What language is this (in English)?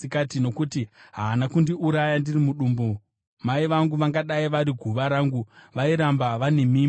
Shona